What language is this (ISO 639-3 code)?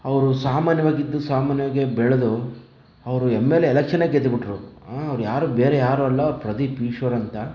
kan